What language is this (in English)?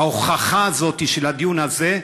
Hebrew